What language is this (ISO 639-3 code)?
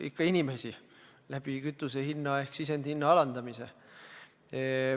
est